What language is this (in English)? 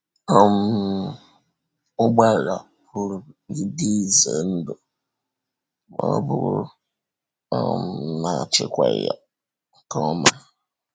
Igbo